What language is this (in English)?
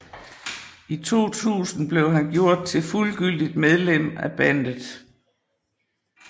Danish